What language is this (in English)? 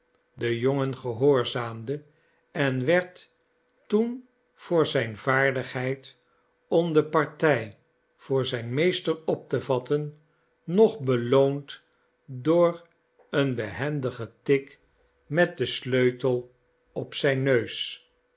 Dutch